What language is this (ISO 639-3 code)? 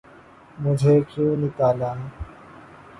urd